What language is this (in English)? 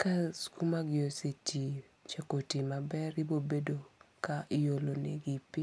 Luo (Kenya and Tanzania)